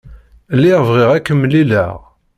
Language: Kabyle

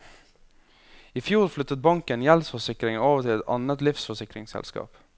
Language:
Norwegian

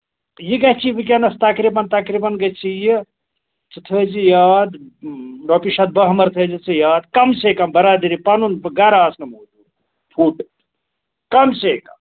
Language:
Kashmiri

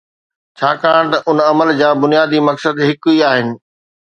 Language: Sindhi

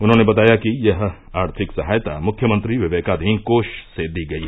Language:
Hindi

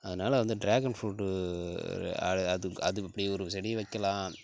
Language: Tamil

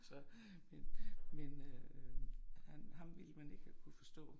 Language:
Danish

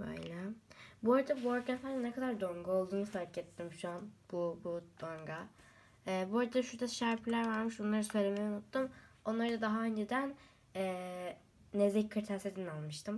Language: Turkish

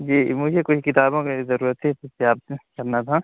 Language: Urdu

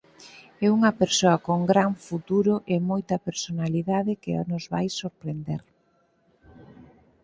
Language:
Galician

